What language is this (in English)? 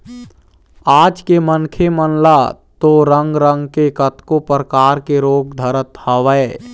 Chhattisgarhi